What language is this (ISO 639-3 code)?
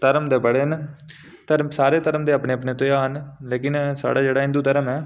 doi